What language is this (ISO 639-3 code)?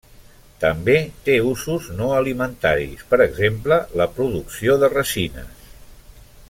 cat